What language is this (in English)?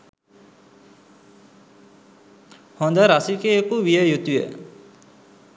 Sinhala